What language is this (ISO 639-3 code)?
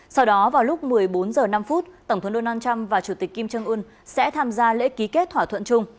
vie